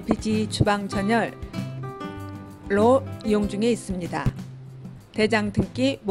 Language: Korean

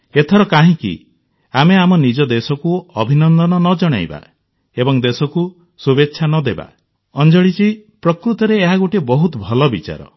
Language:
Odia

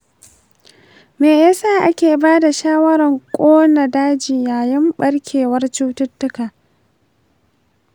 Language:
Hausa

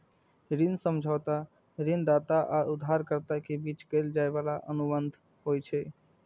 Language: Maithili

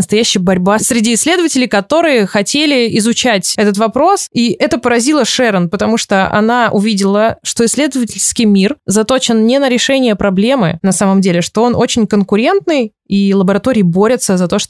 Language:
Russian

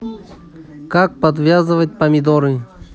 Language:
Russian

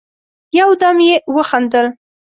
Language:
Pashto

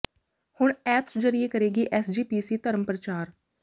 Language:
Punjabi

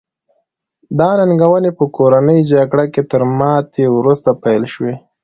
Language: Pashto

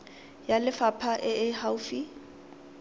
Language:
Tswana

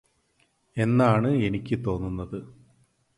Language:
Malayalam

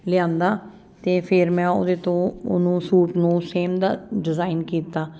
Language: Punjabi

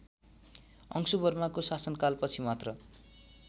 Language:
Nepali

